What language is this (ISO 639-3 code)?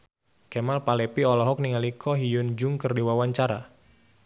sun